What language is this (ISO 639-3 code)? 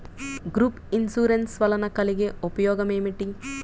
tel